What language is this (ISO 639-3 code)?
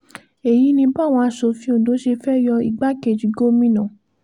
yor